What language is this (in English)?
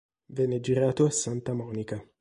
Italian